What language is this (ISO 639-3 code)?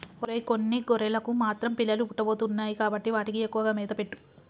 tel